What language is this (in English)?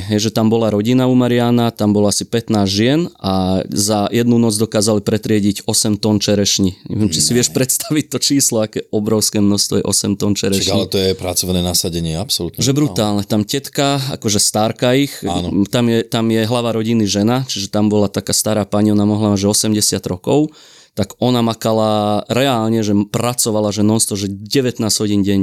Slovak